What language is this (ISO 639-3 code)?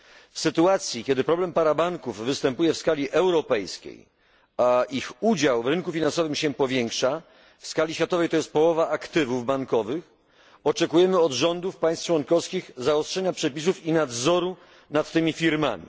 pol